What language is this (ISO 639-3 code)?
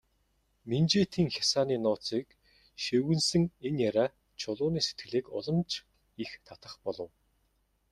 mon